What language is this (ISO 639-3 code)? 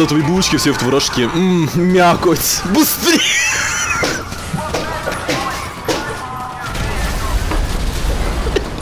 rus